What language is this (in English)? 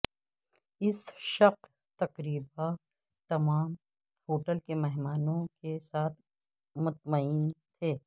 Urdu